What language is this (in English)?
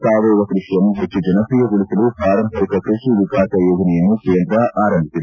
Kannada